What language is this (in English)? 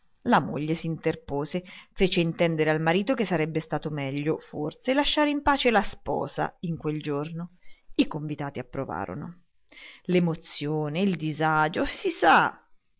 Italian